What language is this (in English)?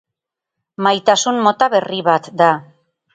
Basque